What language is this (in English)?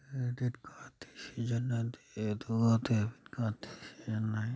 Manipuri